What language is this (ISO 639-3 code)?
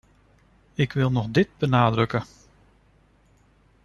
nld